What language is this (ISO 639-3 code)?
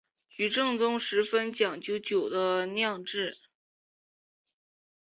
zho